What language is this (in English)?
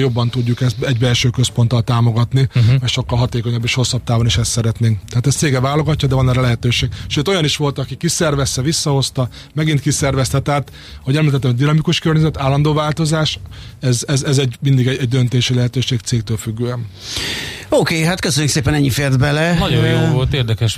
Hungarian